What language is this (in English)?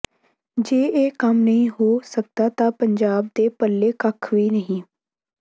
Punjabi